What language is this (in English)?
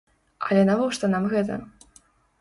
Belarusian